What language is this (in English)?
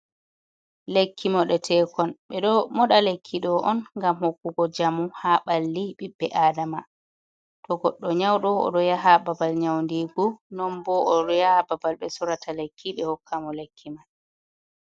Fula